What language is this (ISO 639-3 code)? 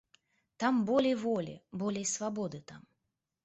bel